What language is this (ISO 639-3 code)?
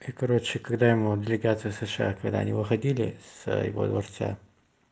rus